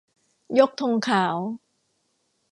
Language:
Thai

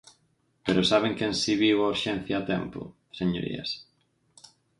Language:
Galician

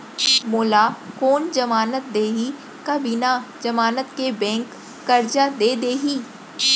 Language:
Chhattisgarhi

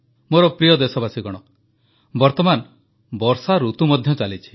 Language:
Odia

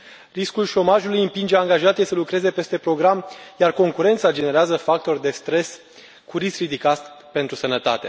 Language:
Romanian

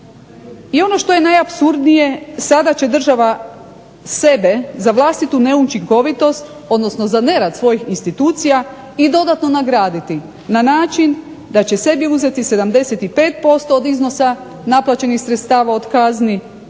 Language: Croatian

